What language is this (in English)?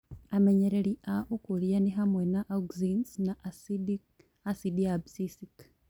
Kikuyu